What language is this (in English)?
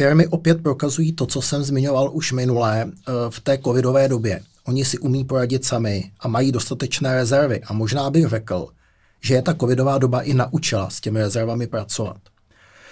Czech